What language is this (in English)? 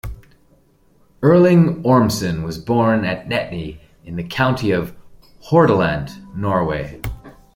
English